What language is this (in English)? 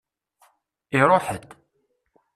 Kabyle